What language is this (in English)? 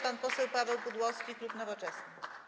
Polish